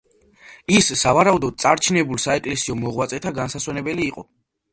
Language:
Georgian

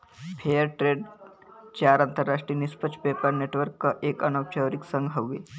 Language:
Bhojpuri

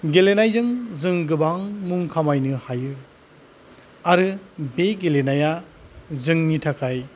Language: Bodo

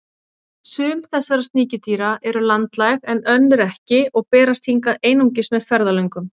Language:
Icelandic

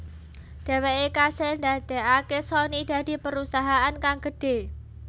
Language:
Javanese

